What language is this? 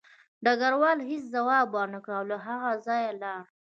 Pashto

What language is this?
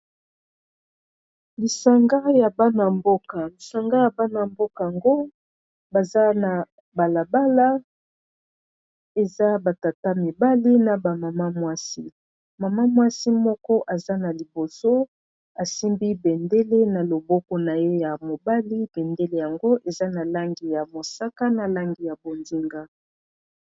Lingala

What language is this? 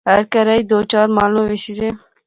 Pahari-Potwari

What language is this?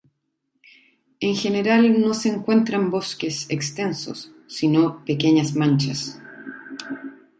Spanish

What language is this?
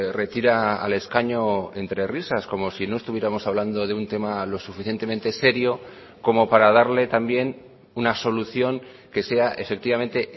Spanish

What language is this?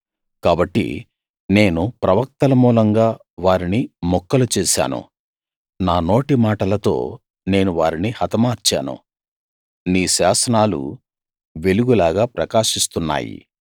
Telugu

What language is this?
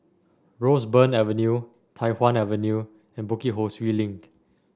English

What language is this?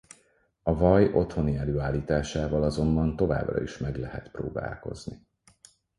Hungarian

